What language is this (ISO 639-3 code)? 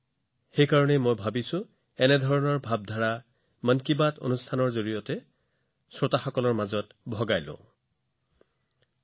asm